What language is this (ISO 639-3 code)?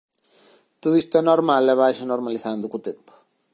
glg